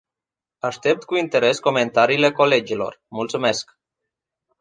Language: Romanian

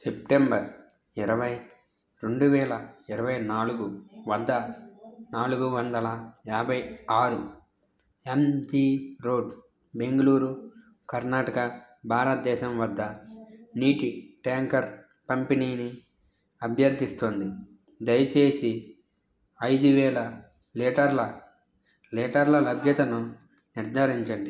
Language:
Telugu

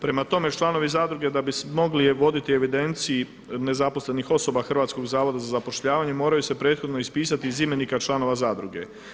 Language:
Croatian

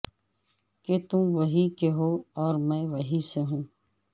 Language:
Urdu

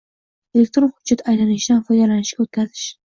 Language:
Uzbek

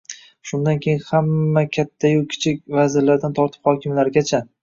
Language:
Uzbek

